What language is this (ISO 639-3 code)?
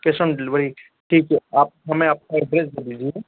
hin